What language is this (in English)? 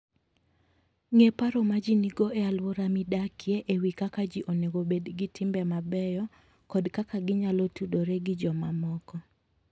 Luo (Kenya and Tanzania)